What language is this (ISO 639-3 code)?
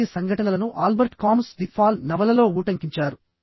tel